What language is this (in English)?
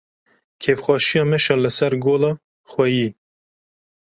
Kurdish